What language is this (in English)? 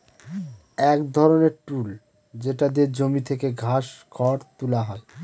Bangla